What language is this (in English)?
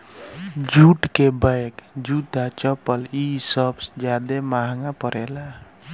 Bhojpuri